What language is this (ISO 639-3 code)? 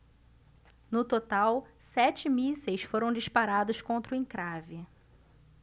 por